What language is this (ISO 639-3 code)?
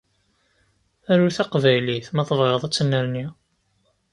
kab